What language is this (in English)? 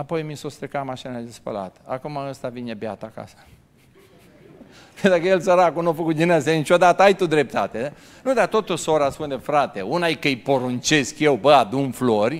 Romanian